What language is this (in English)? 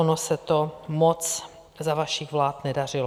Czech